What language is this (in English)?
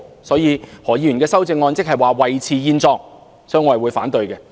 Cantonese